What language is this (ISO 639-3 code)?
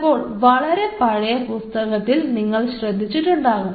mal